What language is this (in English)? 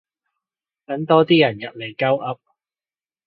Cantonese